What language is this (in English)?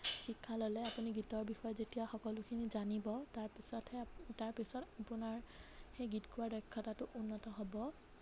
Assamese